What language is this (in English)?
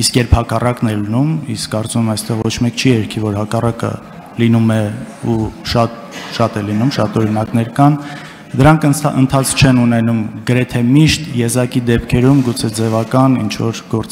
Romanian